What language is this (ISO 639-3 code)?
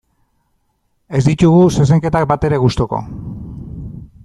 eus